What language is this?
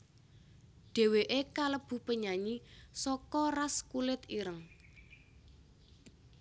Javanese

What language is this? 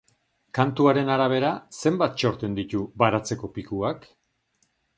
Basque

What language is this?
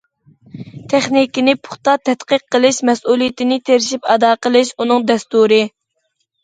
Uyghur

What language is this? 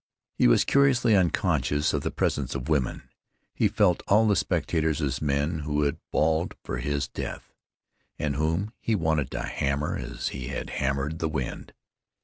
English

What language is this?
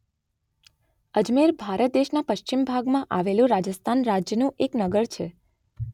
Gujarati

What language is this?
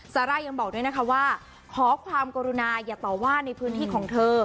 Thai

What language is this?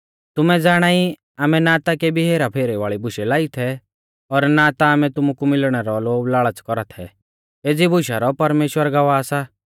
Mahasu Pahari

